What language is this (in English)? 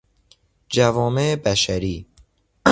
Persian